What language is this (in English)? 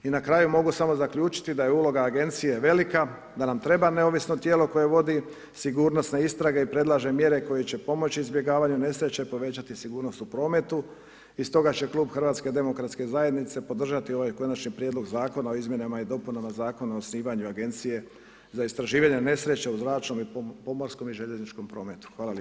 Croatian